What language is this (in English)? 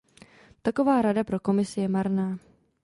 Czech